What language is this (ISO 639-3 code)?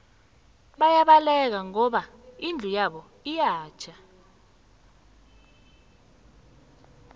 nbl